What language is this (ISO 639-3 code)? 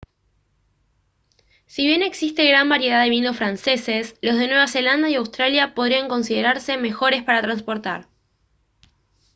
spa